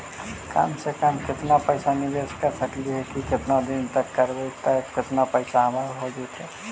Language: Magahi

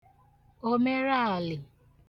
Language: Igbo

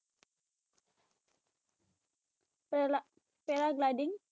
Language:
Bangla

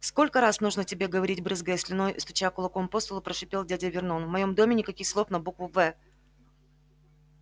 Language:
Russian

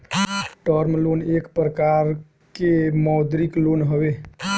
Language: Bhojpuri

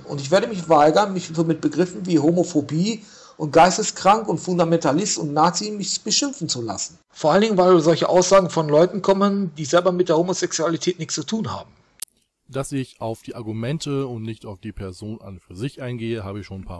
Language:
German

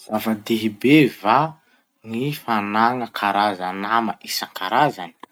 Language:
Masikoro Malagasy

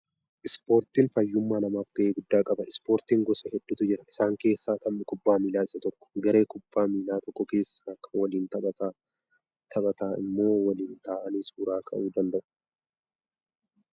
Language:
Oromo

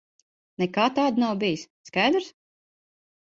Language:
Latvian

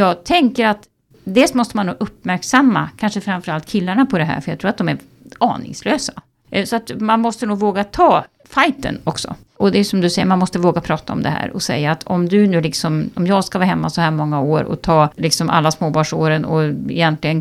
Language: Swedish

